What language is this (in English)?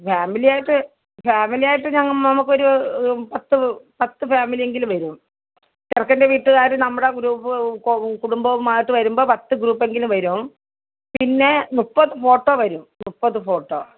Malayalam